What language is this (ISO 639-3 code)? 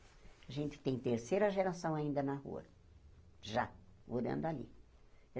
por